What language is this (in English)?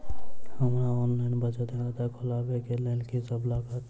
Maithili